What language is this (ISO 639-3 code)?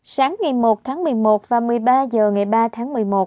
vie